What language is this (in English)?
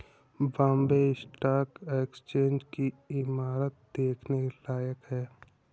Hindi